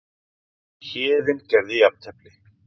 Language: Icelandic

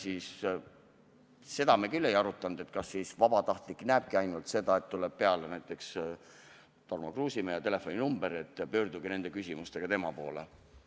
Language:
Estonian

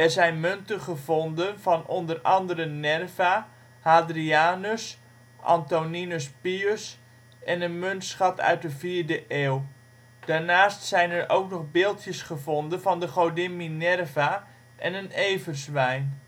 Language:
Dutch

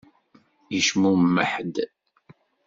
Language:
Kabyle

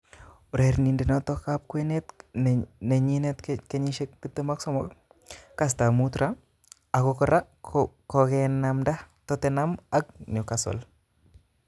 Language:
Kalenjin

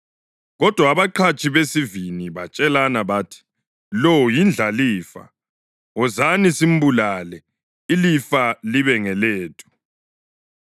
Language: North Ndebele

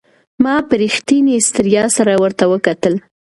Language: Pashto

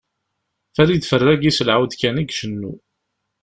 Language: Kabyle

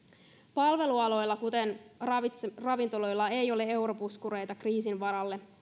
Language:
Finnish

